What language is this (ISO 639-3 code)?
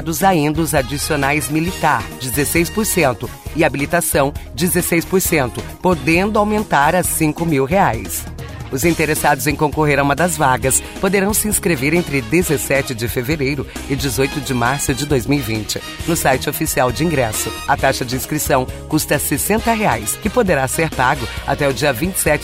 por